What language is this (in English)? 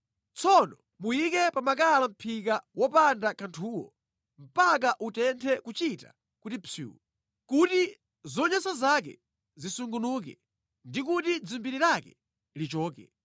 Nyanja